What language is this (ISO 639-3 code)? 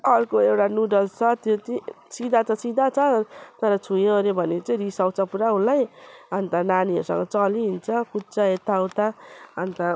nep